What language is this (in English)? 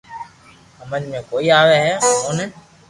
Loarki